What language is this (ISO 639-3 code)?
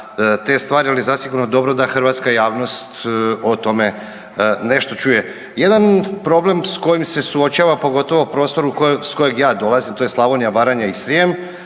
hrv